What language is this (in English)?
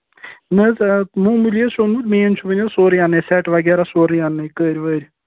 Kashmiri